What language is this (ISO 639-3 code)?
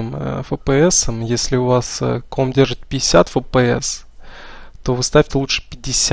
rus